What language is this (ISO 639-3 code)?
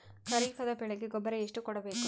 kan